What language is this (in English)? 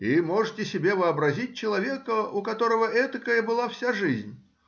Russian